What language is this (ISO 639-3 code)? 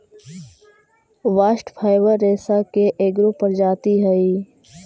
mag